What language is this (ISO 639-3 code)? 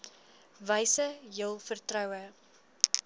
afr